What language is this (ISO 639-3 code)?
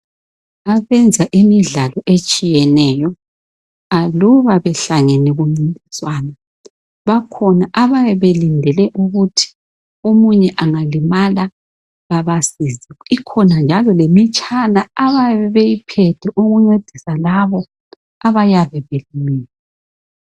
nde